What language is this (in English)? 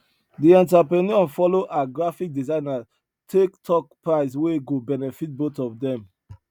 Nigerian Pidgin